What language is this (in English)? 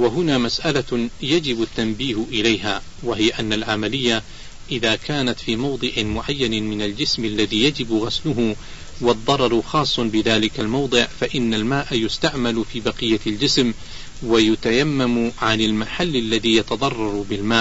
Arabic